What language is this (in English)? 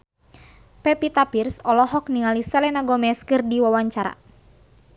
Sundanese